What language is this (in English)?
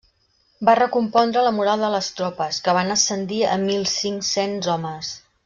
Catalan